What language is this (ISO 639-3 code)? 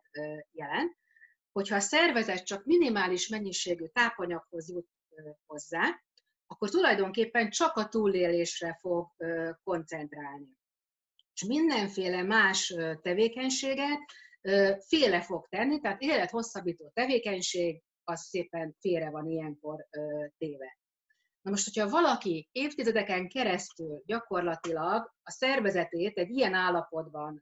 hun